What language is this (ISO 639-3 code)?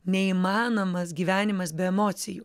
lit